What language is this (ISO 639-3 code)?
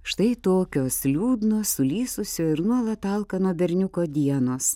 lit